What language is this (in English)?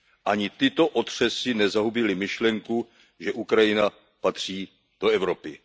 Czech